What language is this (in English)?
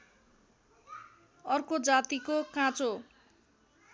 Nepali